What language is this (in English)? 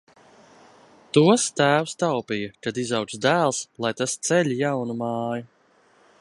Latvian